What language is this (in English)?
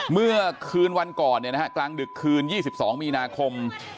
Thai